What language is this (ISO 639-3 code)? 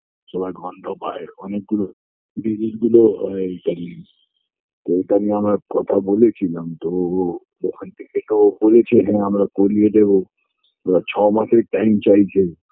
ben